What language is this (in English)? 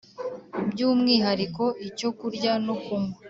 Kinyarwanda